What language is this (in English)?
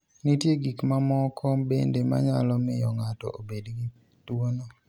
Luo (Kenya and Tanzania)